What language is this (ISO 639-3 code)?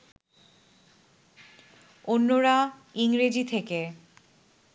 ben